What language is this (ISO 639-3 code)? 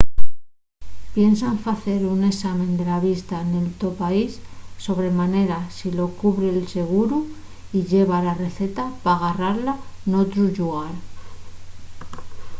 ast